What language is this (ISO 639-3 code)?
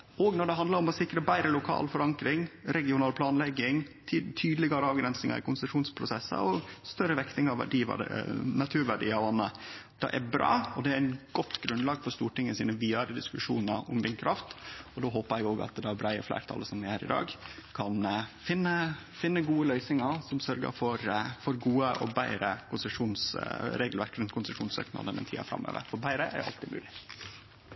nno